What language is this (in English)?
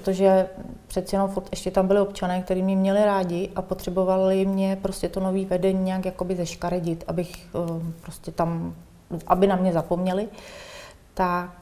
Czech